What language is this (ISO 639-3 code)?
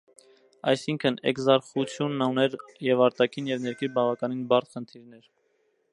hye